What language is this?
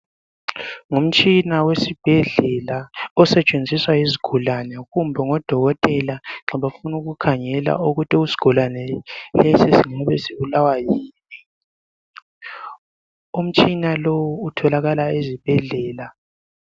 North Ndebele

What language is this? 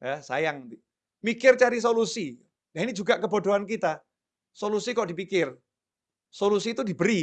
Indonesian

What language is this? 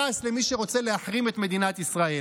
Hebrew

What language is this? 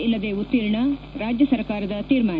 Kannada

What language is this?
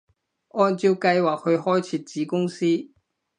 Cantonese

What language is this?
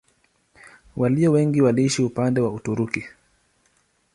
Swahili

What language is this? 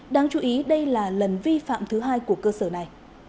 Vietnamese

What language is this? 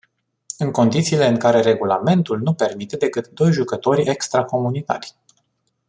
Romanian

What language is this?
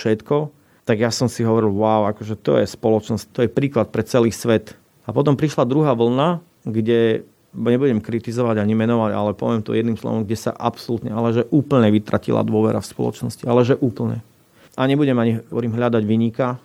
Slovak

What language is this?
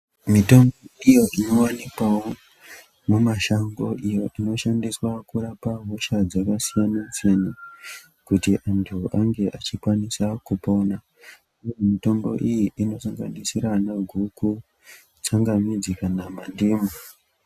Ndau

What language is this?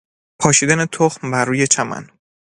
Persian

